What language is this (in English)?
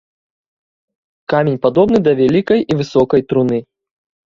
Belarusian